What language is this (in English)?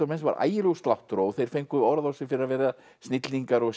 Icelandic